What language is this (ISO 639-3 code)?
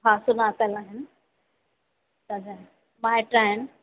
snd